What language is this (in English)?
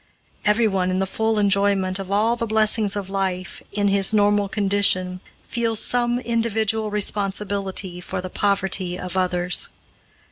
English